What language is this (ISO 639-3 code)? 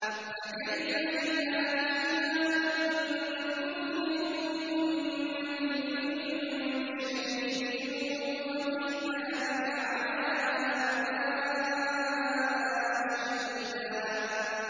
ara